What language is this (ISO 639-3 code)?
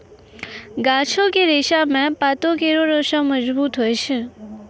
mai